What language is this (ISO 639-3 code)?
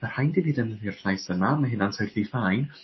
cym